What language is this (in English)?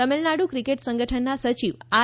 Gujarati